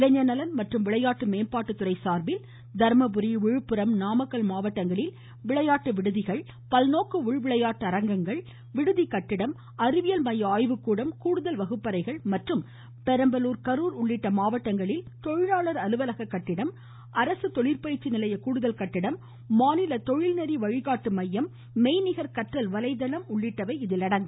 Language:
Tamil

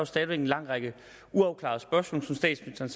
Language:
Danish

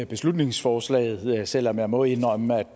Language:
Danish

